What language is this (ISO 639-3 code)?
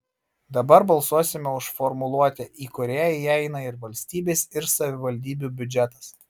lit